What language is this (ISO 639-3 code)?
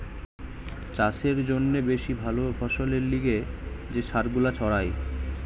ben